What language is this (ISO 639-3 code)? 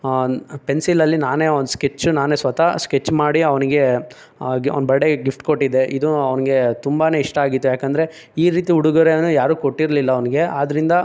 kan